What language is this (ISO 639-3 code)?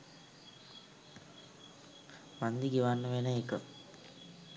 sin